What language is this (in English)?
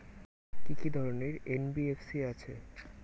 Bangla